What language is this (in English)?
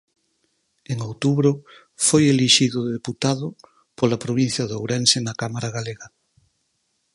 Galician